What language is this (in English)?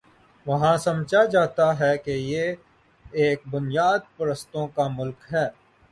Urdu